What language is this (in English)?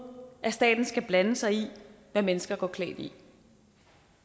Danish